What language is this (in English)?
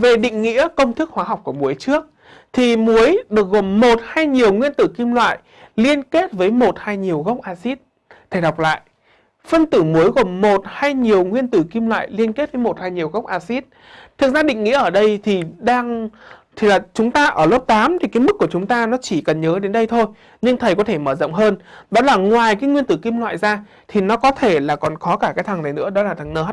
Vietnamese